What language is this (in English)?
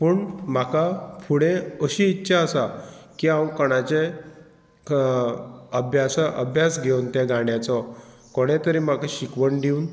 Konkani